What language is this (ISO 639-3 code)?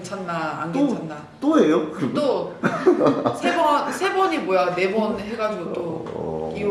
kor